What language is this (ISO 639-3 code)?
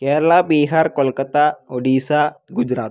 mal